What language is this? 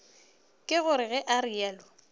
Northern Sotho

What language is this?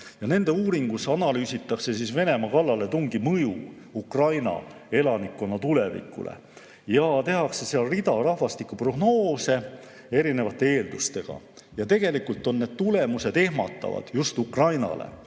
Estonian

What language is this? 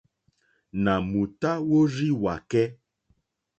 Mokpwe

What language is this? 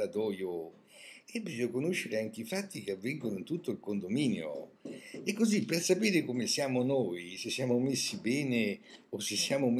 Italian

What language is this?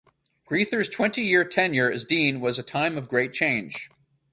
English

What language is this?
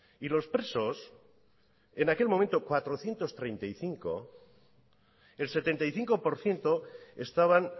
Spanish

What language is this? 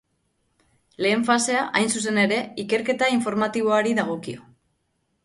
Basque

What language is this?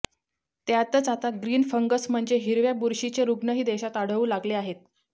Marathi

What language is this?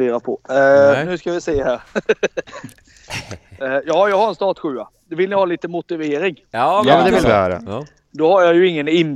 Swedish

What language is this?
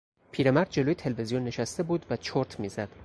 Persian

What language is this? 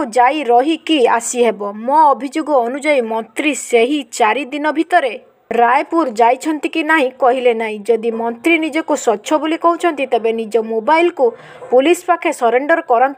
Romanian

